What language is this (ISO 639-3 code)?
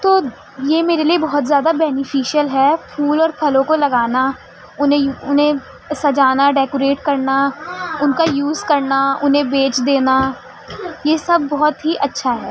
urd